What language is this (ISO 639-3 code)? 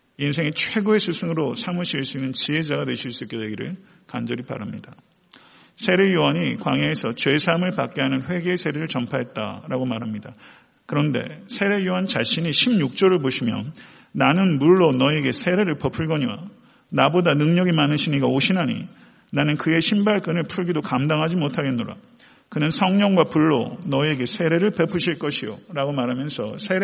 kor